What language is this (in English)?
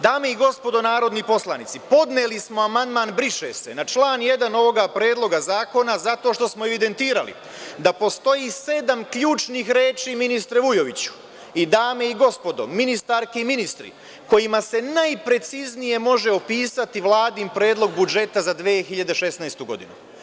Serbian